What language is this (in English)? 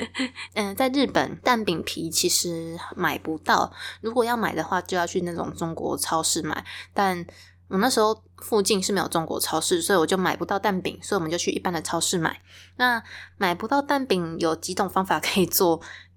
Chinese